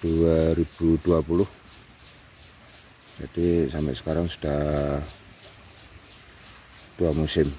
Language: Indonesian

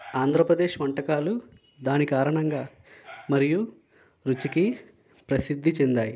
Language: Telugu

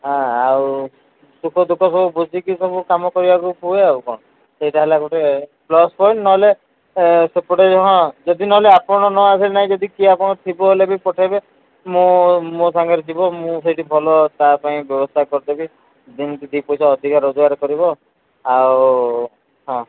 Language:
Odia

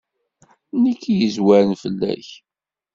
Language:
Kabyle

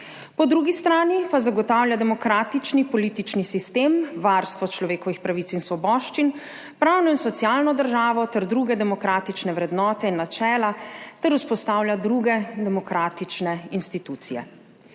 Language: Slovenian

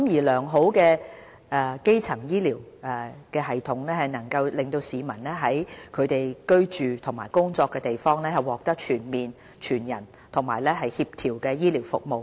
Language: Cantonese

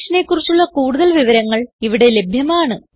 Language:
Malayalam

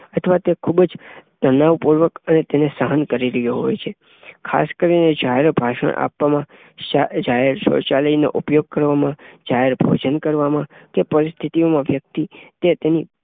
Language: Gujarati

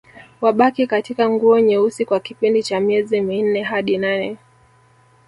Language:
Swahili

